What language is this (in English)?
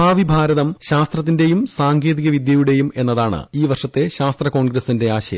Malayalam